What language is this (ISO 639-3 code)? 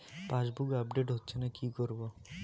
ben